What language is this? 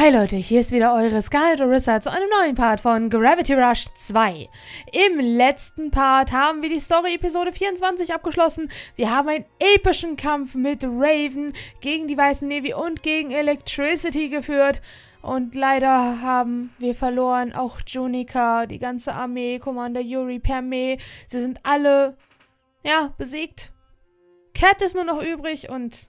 German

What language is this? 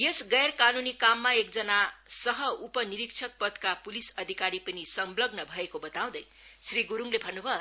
Nepali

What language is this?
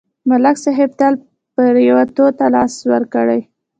Pashto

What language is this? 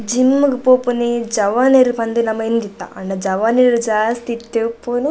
Tulu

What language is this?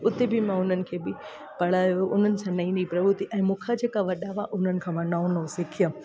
Sindhi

